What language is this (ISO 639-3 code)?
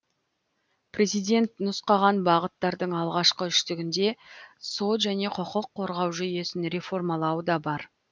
kaz